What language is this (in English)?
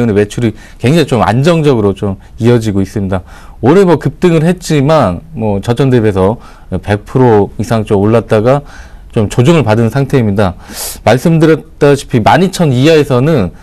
Korean